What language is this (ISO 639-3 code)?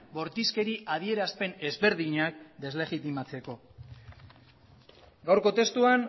eus